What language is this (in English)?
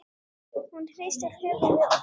Icelandic